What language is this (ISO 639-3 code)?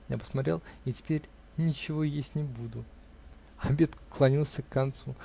rus